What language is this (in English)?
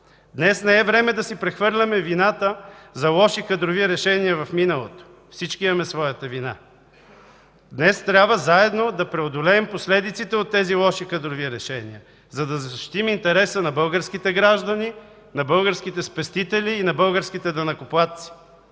Bulgarian